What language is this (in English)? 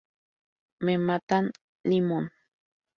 Spanish